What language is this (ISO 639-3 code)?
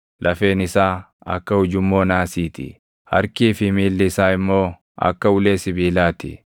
orm